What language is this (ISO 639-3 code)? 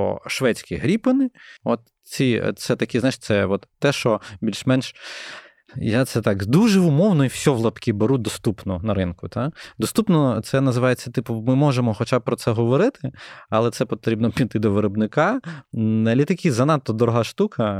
ukr